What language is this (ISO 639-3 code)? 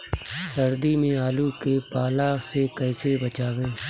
bho